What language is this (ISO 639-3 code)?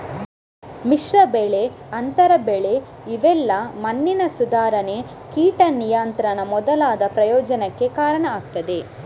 kan